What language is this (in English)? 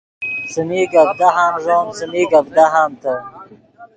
Yidgha